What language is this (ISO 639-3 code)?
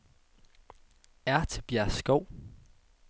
dan